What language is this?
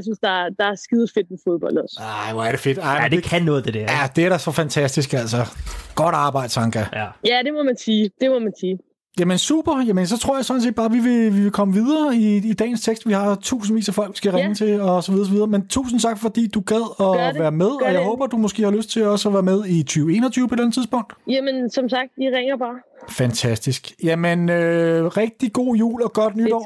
Danish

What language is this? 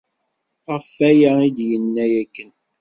Kabyle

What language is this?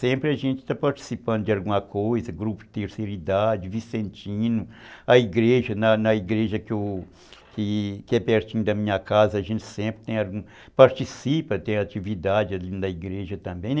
Portuguese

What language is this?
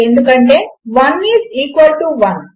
Telugu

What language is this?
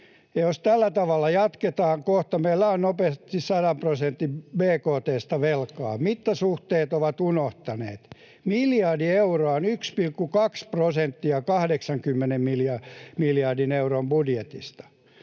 Finnish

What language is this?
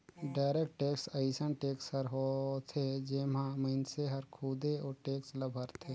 Chhattisgarhi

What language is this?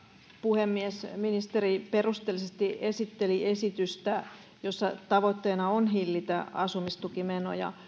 Finnish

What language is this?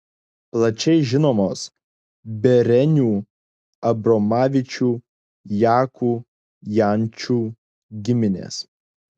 Lithuanian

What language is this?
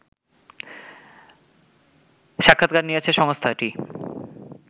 Bangla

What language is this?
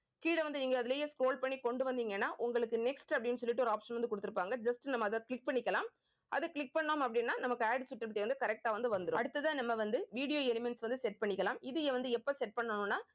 Tamil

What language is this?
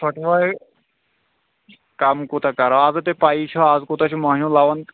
Kashmiri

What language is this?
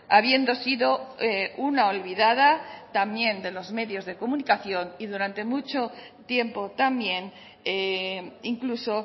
Spanish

